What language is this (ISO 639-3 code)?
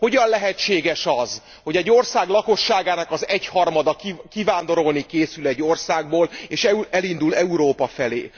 hun